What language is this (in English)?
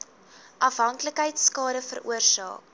Afrikaans